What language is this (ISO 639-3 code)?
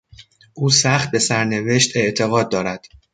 fas